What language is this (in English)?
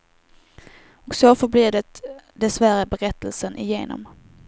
Swedish